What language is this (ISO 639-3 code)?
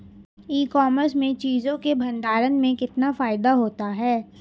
hin